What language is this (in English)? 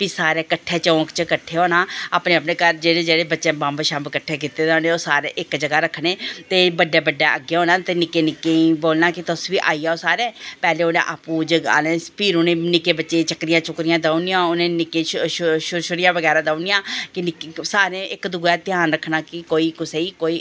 Dogri